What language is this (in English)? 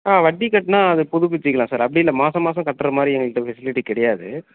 Tamil